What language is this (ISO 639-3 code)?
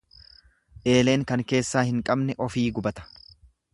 orm